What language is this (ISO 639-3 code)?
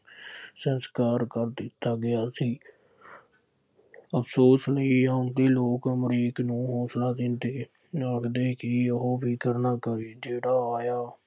pan